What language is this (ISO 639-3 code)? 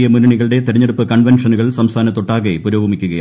mal